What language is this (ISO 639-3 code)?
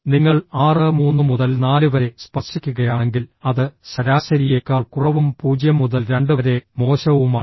mal